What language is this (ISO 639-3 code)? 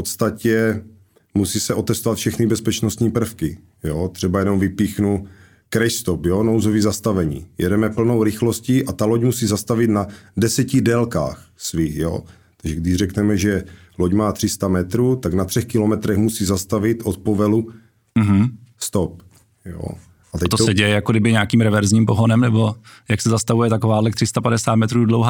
ces